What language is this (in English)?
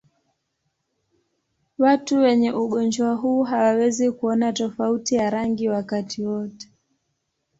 Swahili